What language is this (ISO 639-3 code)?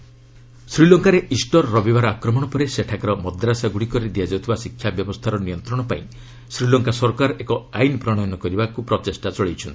ori